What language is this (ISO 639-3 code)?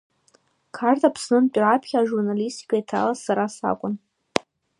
abk